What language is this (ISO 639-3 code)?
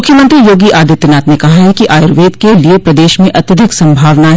hin